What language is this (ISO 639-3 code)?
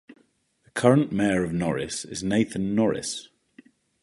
eng